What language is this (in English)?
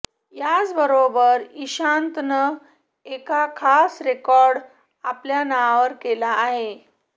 Marathi